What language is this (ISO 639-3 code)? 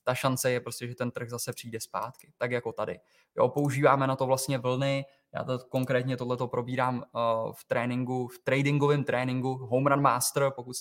ces